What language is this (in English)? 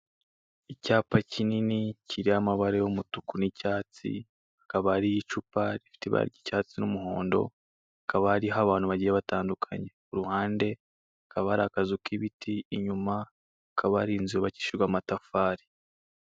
Kinyarwanda